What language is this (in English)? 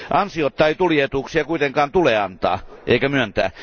Finnish